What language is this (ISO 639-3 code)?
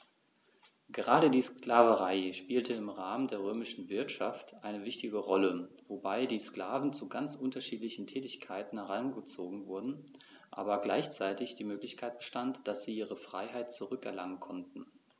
deu